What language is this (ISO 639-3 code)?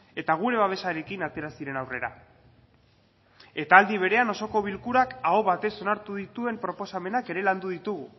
eus